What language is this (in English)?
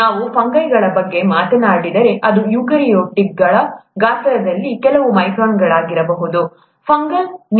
Kannada